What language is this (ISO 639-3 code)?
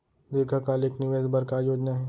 hne